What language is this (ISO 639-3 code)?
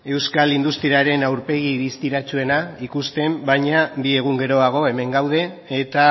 eus